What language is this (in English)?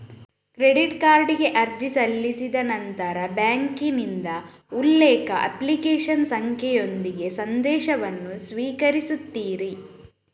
Kannada